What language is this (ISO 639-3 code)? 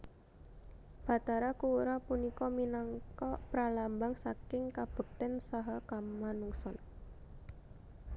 jav